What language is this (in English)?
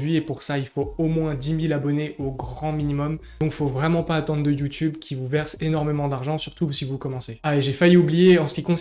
French